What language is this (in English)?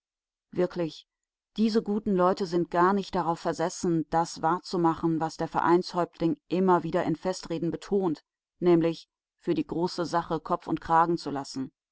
German